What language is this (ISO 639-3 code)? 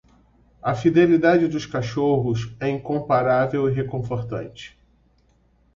por